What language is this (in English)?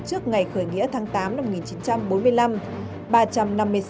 Vietnamese